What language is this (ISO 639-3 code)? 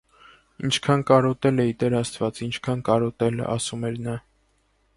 hye